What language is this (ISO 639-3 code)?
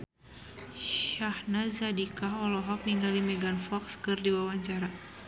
sun